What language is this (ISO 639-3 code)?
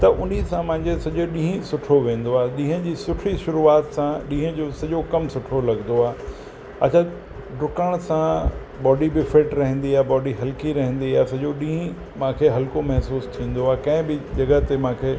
snd